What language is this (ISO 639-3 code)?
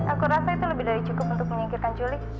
ind